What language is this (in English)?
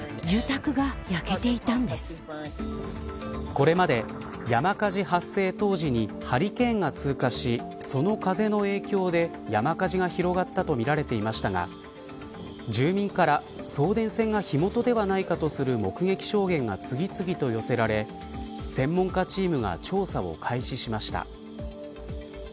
Japanese